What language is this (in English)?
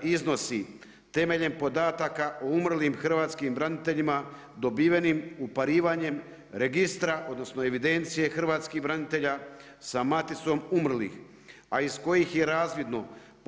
Croatian